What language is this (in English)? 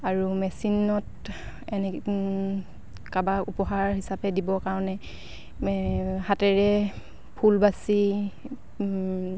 Assamese